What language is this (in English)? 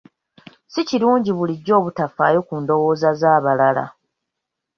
Ganda